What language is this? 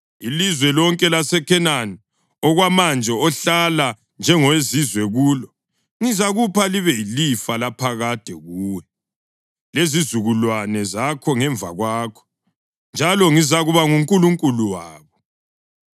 North Ndebele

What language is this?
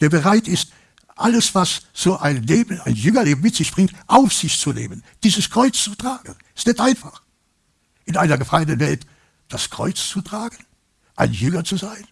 German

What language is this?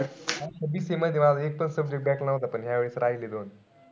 Marathi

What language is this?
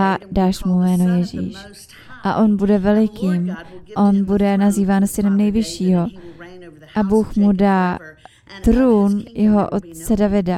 Czech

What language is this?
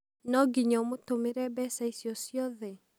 Kikuyu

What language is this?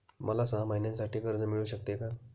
Marathi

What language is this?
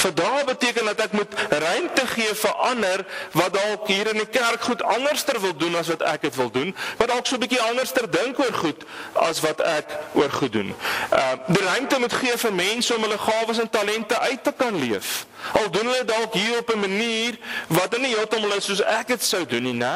Dutch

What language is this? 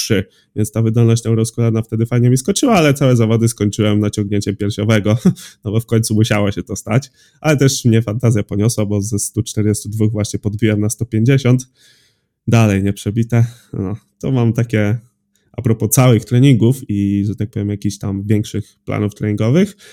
Polish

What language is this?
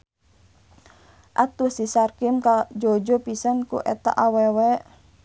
Sundanese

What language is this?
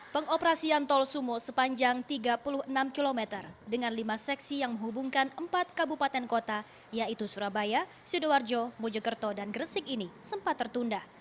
Indonesian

